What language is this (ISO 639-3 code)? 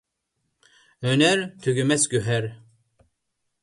uig